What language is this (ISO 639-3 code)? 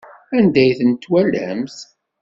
kab